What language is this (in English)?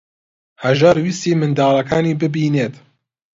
Central Kurdish